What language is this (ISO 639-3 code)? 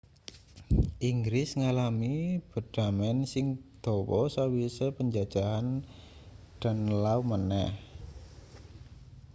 jav